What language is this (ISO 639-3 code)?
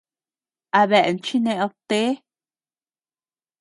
cux